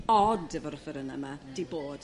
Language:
Welsh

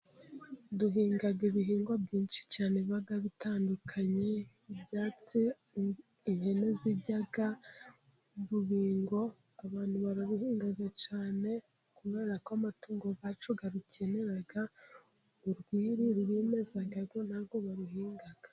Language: Kinyarwanda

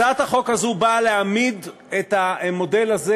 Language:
Hebrew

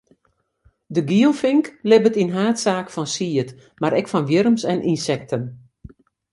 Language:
Western Frisian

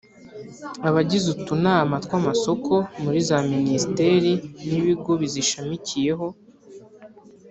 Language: Kinyarwanda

